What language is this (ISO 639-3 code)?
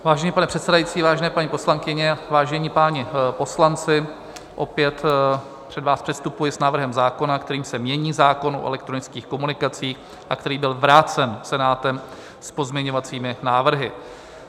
ces